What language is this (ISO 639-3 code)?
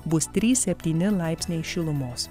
lit